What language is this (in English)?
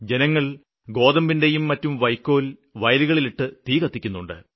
Malayalam